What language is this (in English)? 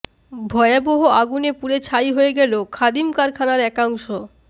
Bangla